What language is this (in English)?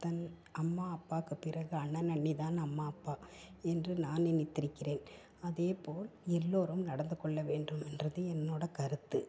Tamil